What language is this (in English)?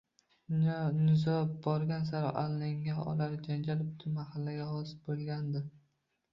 Uzbek